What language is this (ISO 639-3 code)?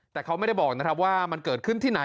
tha